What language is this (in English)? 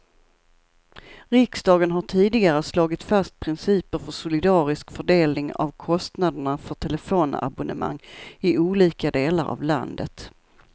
Swedish